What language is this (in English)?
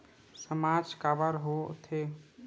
Chhattisgarhi